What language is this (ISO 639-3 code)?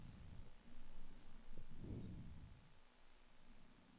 swe